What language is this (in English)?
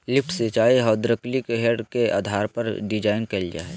Magahi